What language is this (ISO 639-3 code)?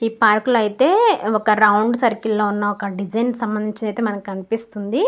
tel